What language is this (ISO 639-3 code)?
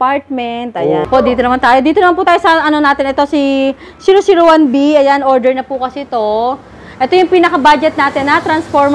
fil